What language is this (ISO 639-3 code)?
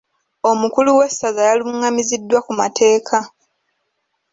lug